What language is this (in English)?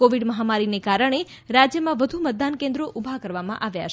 Gujarati